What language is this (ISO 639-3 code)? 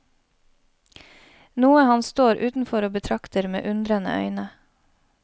nor